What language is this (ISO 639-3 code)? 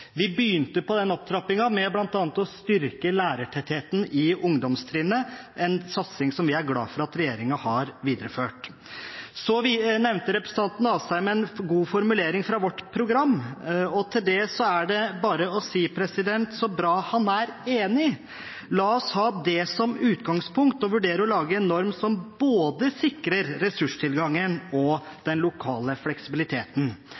nob